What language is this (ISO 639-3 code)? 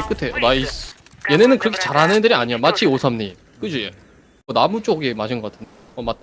kor